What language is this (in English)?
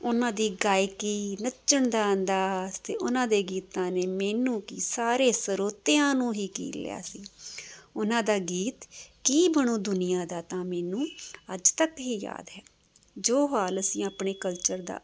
Punjabi